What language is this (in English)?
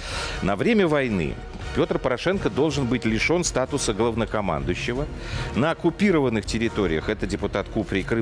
Russian